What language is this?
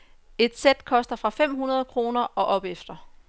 Danish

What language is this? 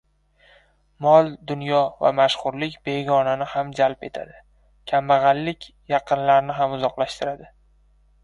Uzbek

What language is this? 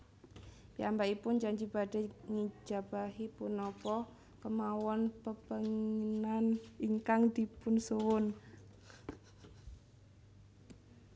Javanese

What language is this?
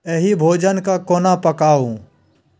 Maithili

